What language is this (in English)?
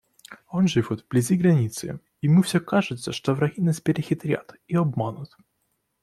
Russian